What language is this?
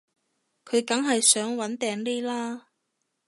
Cantonese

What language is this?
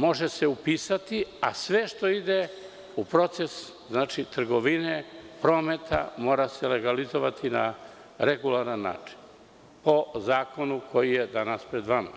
Serbian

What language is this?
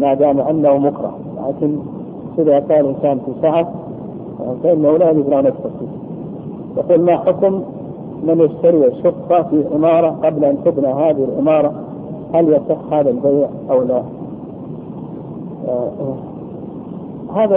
Arabic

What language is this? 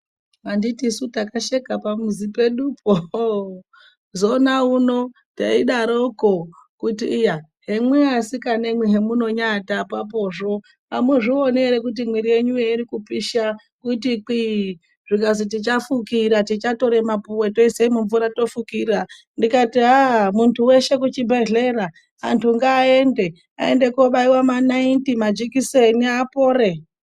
Ndau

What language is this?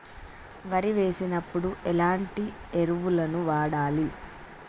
Telugu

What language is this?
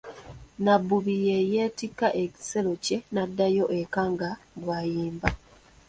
Ganda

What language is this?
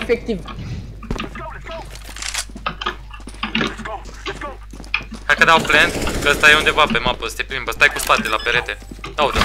Romanian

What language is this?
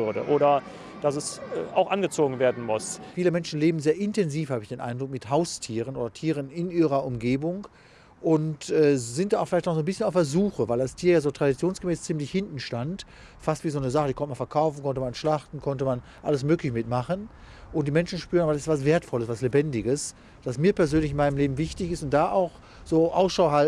German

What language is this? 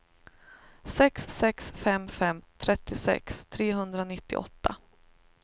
Swedish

